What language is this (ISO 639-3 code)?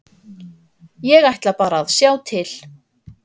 isl